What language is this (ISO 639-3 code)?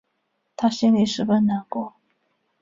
zho